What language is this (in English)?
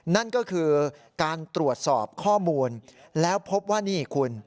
Thai